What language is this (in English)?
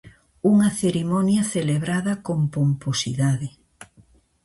Galician